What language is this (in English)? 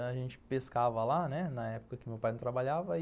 Portuguese